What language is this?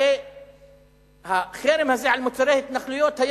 Hebrew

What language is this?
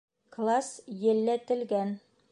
Bashkir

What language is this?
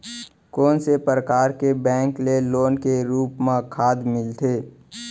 Chhattisgarhi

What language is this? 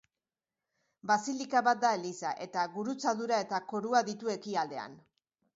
Basque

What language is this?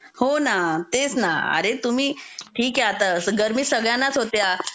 Marathi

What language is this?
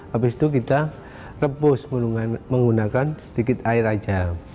Indonesian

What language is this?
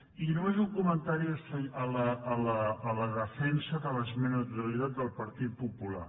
Catalan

